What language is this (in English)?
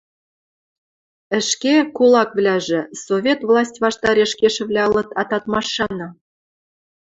Western Mari